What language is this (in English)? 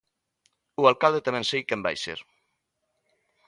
Galician